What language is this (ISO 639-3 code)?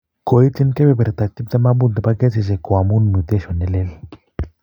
kln